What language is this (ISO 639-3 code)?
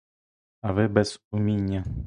ukr